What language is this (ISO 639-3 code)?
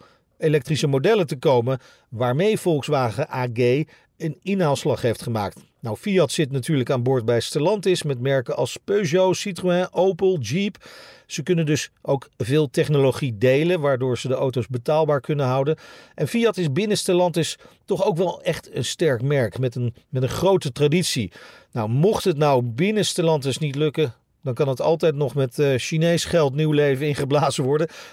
nld